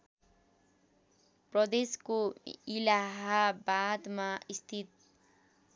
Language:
Nepali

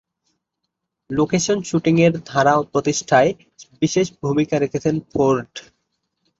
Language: Bangla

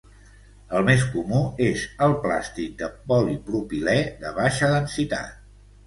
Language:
Catalan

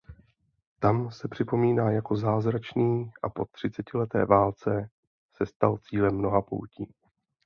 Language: Czech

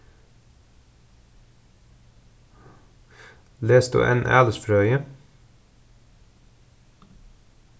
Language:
Faroese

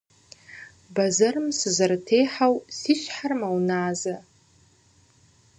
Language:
Kabardian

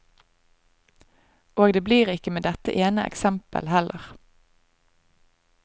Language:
Norwegian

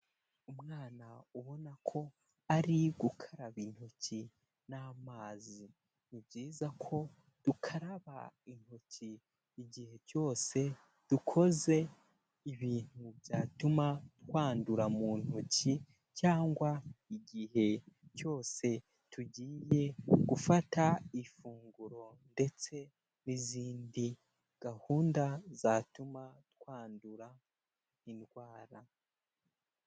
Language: Kinyarwanda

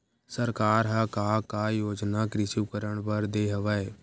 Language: Chhattisgarhi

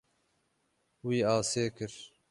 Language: Kurdish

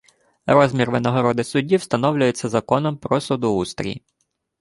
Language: Ukrainian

